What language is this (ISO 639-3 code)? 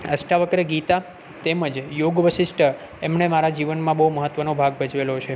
guj